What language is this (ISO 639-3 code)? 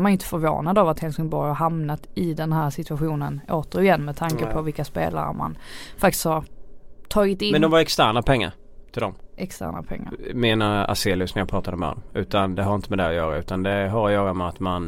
swe